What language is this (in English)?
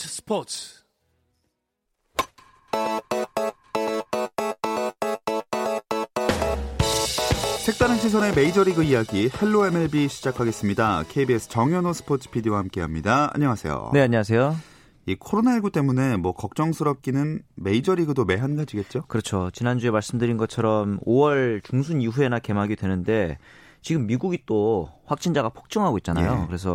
Korean